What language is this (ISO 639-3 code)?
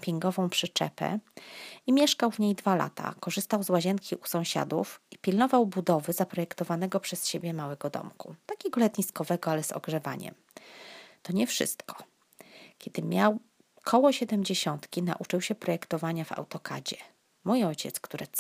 pol